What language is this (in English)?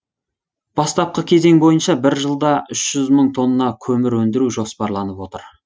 Kazakh